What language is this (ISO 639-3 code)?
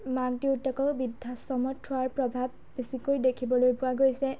asm